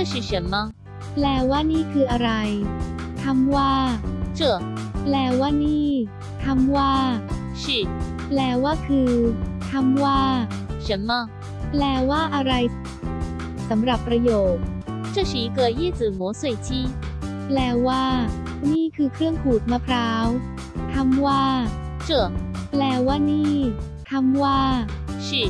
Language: Thai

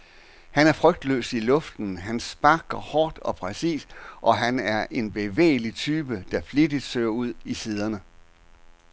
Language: Danish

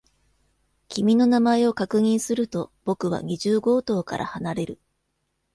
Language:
Japanese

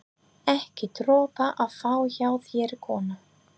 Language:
Icelandic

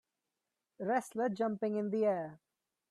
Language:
English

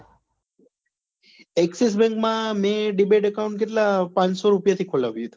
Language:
Gujarati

